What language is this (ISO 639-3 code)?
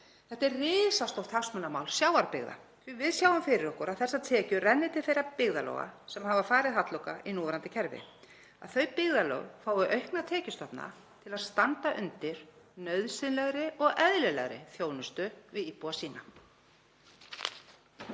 isl